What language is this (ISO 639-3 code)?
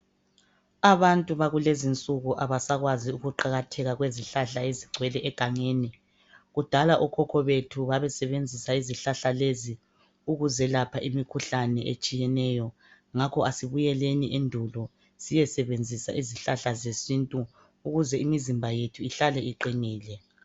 nde